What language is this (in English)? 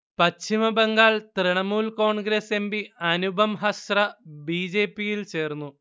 Malayalam